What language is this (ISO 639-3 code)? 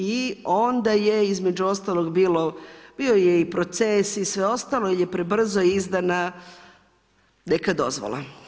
hrv